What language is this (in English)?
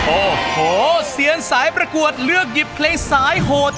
Thai